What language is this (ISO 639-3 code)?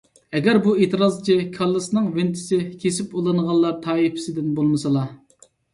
uig